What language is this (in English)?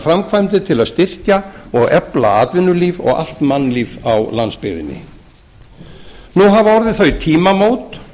Icelandic